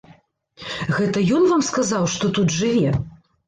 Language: Belarusian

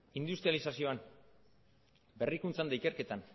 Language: Basque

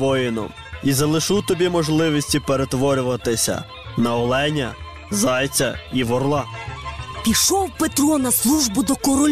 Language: Ukrainian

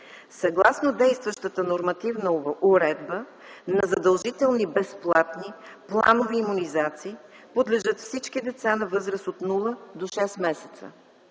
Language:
Bulgarian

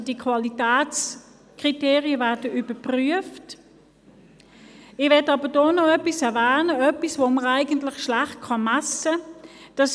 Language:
Swiss German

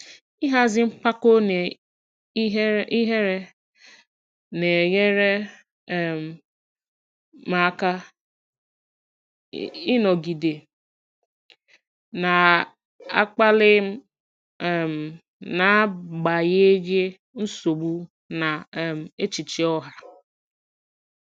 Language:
Igbo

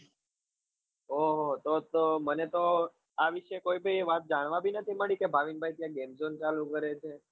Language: Gujarati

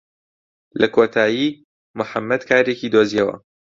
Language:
Central Kurdish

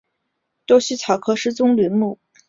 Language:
Chinese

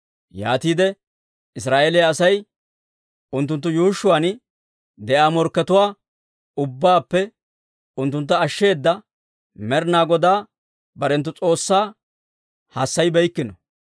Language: Dawro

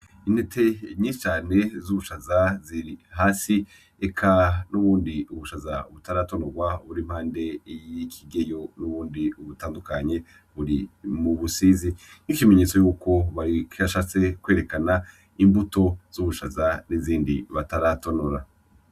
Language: Rundi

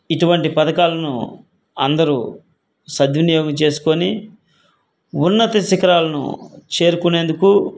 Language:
Telugu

